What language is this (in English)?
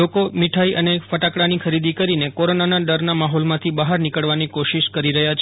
Gujarati